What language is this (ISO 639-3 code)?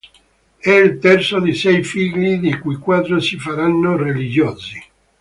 ita